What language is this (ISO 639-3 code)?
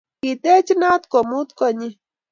kln